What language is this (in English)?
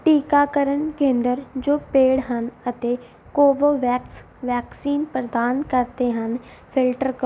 Punjabi